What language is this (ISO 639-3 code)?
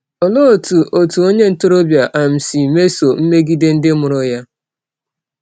ibo